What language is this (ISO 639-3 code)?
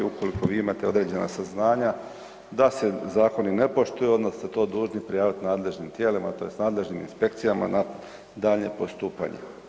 hrv